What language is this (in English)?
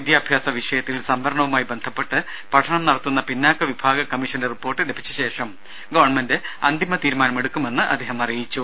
Malayalam